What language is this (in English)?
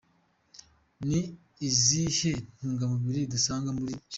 Kinyarwanda